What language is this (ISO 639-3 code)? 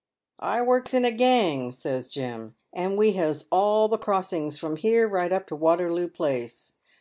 eng